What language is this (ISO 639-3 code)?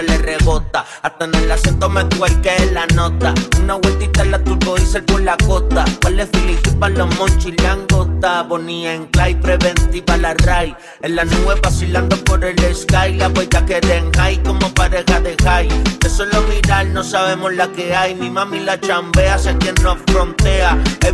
ita